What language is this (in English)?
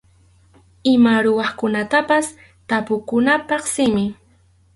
Arequipa-La Unión Quechua